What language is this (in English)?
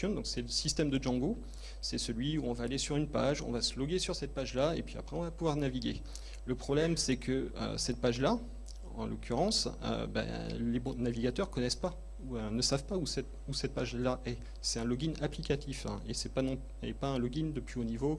French